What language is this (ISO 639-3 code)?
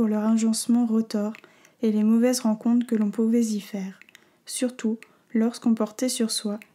fra